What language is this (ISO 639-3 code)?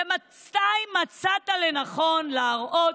heb